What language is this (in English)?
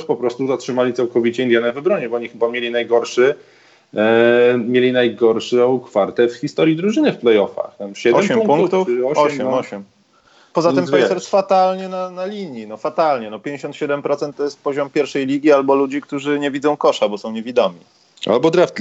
Polish